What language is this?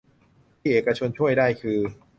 Thai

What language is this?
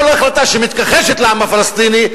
Hebrew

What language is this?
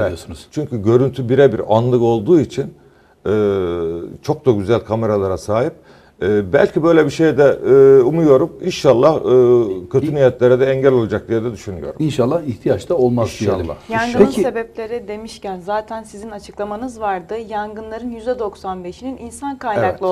Turkish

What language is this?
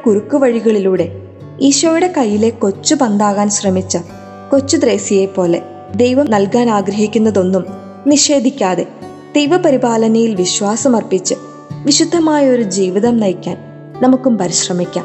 Malayalam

